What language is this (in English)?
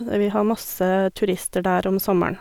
Norwegian